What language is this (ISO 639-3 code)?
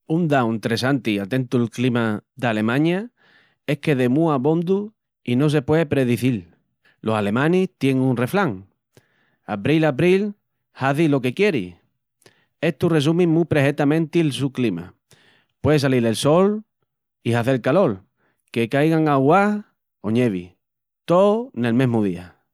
ext